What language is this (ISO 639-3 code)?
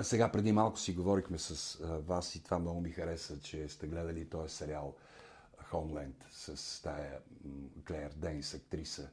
bul